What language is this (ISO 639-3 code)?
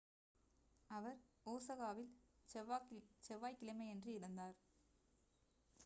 tam